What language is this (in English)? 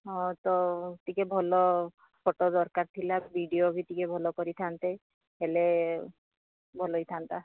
Odia